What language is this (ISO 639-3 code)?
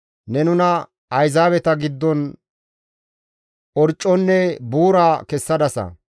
gmv